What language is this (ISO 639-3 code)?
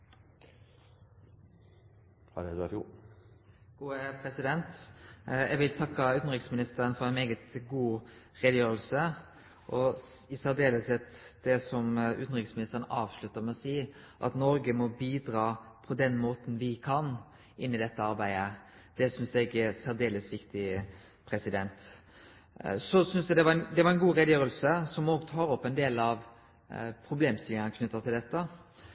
nno